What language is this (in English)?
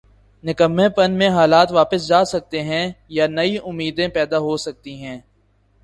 Urdu